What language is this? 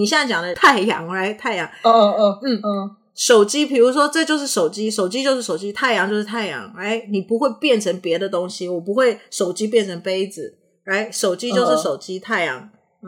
Chinese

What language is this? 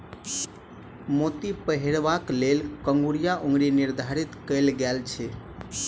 Maithili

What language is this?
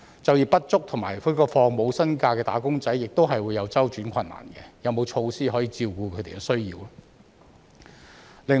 Cantonese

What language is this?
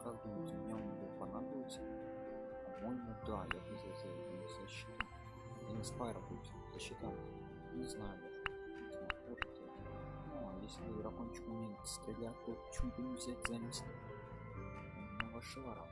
Russian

